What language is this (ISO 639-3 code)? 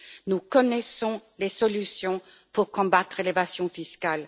fra